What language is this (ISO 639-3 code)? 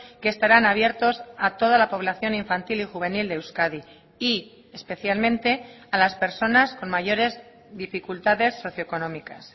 spa